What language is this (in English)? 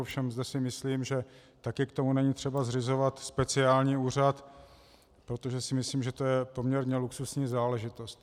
Czech